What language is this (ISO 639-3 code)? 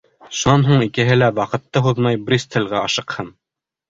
bak